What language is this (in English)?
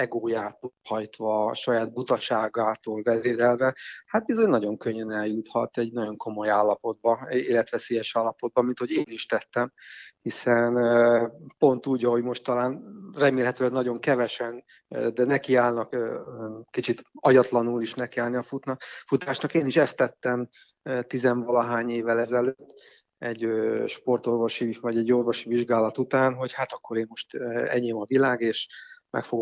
Hungarian